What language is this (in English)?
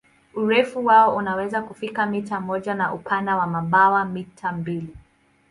Swahili